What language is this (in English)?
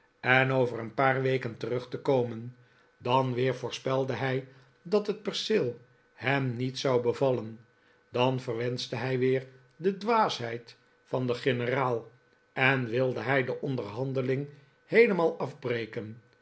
Dutch